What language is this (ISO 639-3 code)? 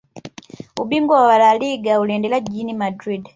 swa